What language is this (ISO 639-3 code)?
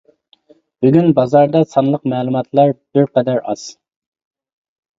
uig